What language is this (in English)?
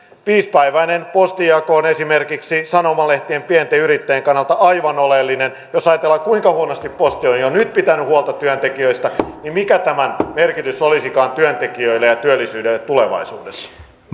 Finnish